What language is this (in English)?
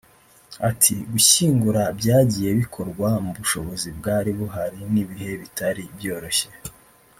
Kinyarwanda